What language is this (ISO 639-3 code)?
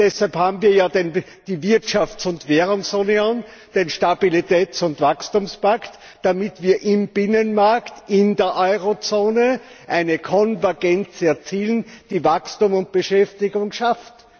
deu